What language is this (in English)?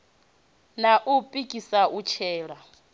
Venda